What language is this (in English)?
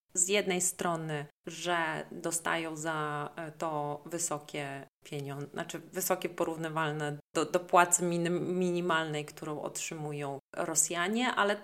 Polish